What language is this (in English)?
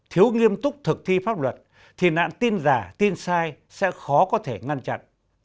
Vietnamese